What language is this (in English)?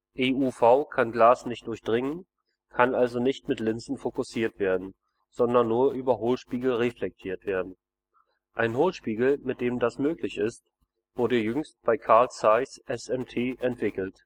German